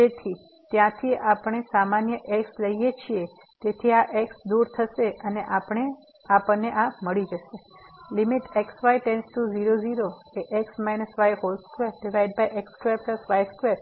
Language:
Gujarati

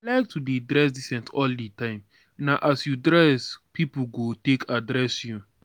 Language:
Nigerian Pidgin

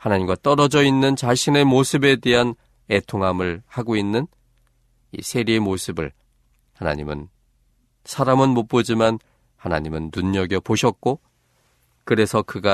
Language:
Korean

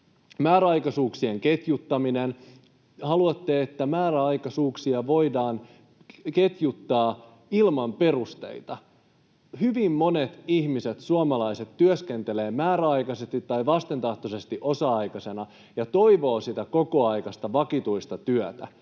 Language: Finnish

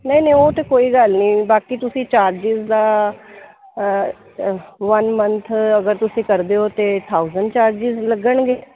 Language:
Punjabi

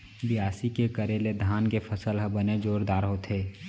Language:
Chhattisgarhi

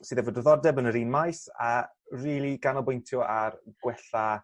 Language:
Welsh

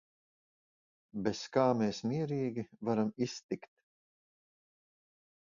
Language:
Latvian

